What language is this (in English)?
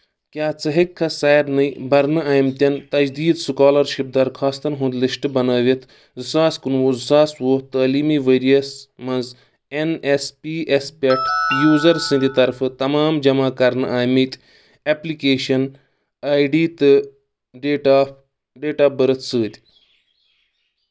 Kashmiri